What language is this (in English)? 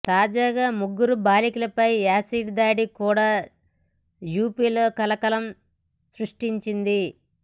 Telugu